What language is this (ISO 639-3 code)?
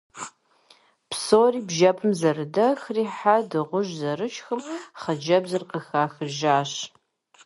kbd